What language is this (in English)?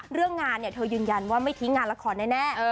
Thai